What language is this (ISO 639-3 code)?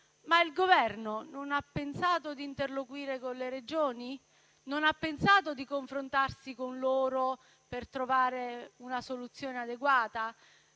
ita